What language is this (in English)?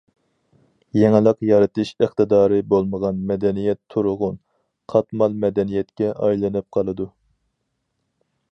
Uyghur